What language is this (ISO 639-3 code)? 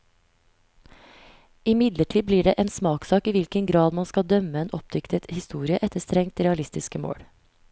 nor